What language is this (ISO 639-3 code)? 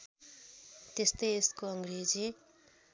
nep